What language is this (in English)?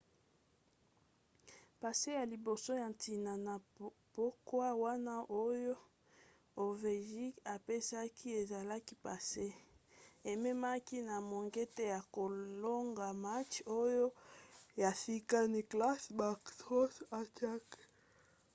Lingala